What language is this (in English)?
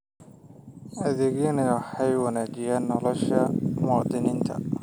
Somali